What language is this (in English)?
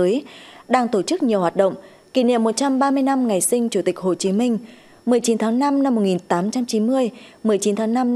Vietnamese